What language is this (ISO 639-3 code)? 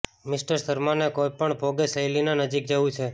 guj